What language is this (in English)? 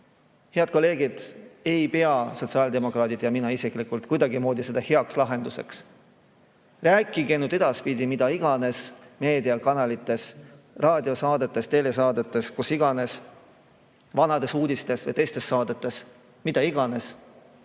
Estonian